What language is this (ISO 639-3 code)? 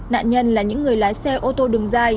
vie